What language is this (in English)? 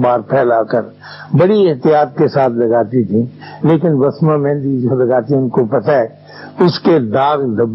Urdu